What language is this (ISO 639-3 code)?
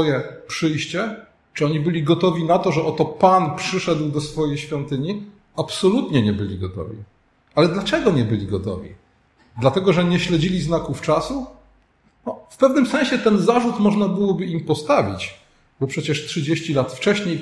pol